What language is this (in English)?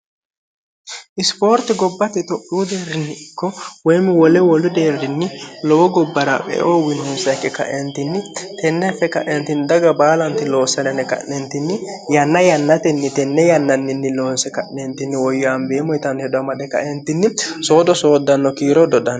Sidamo